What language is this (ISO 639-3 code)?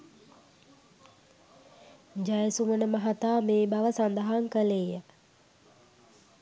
sin